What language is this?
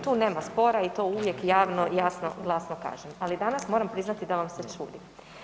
Croatian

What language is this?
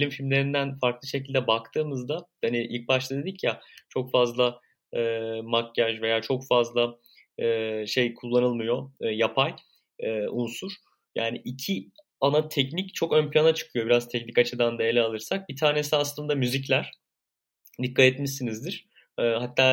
Turkish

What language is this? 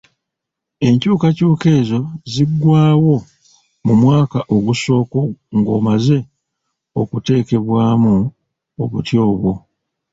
Ganda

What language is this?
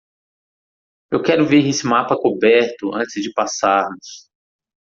Portuguese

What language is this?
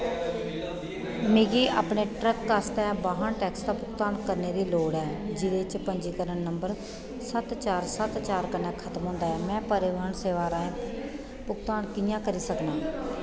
Dogri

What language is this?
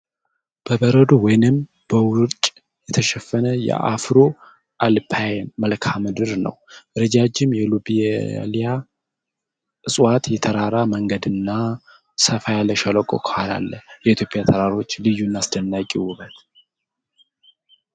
Amharic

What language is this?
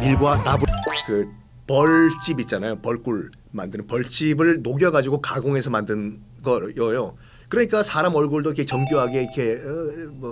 Korean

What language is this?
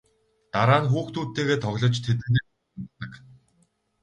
Mongolian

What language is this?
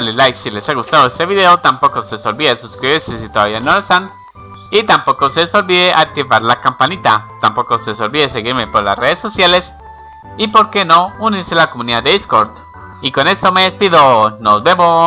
Spanish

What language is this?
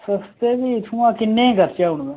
Dogri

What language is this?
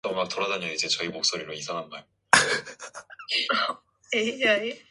Korean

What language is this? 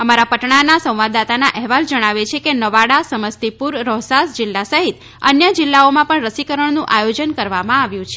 Gujarati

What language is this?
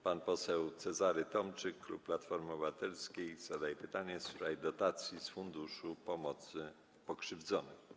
Polish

